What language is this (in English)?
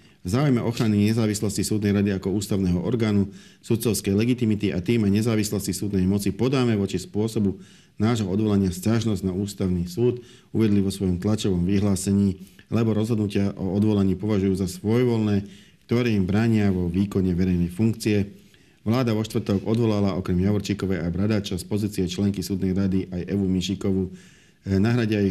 Slovak